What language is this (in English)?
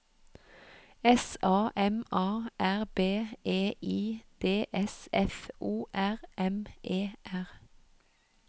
Norwegian